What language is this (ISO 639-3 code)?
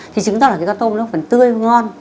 vie